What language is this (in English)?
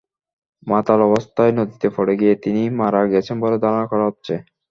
Bangla